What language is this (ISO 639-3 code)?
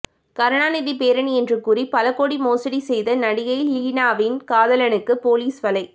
tam